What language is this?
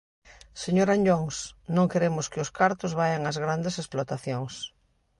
Galician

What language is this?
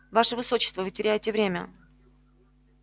Russian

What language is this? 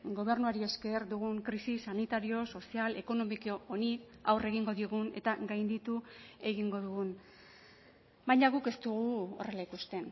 Basque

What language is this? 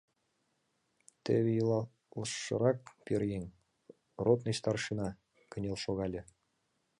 Mari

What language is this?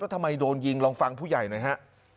Thai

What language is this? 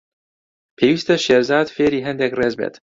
Central Kurdish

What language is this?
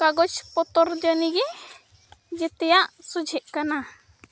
Santali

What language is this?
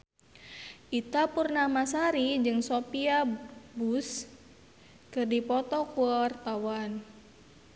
Sundanese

